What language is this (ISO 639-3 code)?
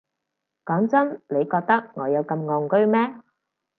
yue